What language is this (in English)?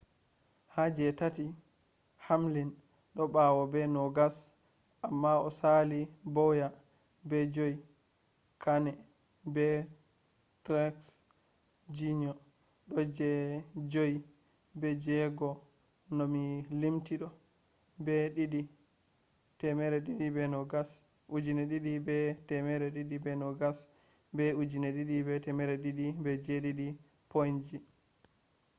Fula